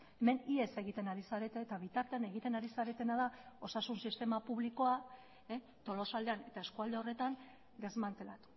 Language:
Basque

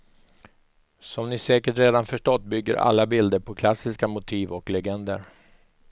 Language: Swedish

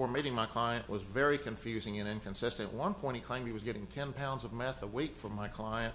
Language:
English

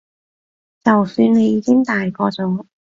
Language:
Cantonese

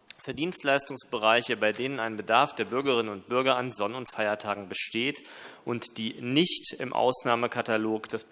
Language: German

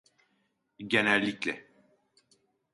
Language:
Turkish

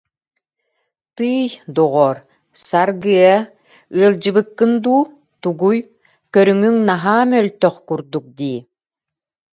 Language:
Yakut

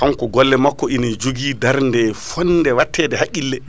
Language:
Fula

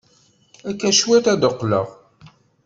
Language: Kabyle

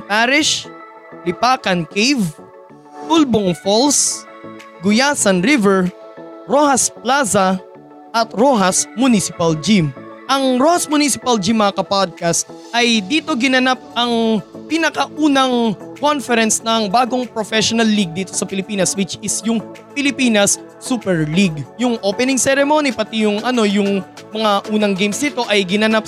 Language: Filipino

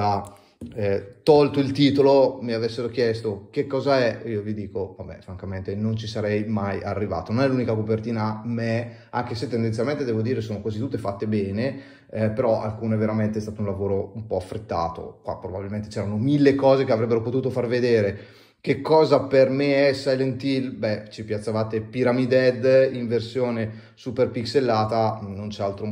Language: Italian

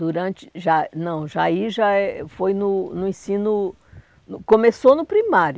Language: Portuguese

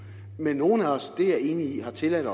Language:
Danish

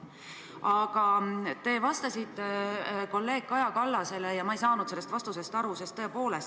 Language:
Estonian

